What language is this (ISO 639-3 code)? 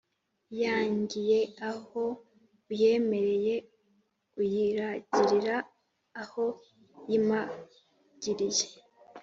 kin